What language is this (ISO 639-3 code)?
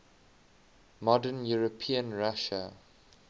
eng